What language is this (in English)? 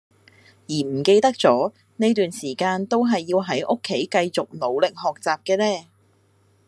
Cantonese